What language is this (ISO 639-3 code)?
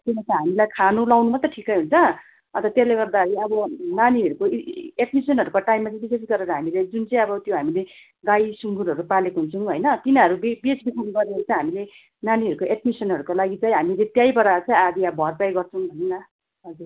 nep